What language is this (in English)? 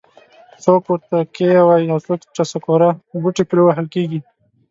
Pashto